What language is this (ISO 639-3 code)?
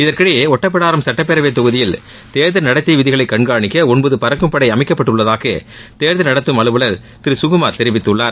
tam